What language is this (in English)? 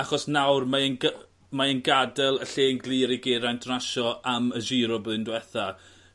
Welsh